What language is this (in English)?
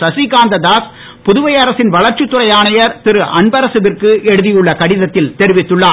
Tamil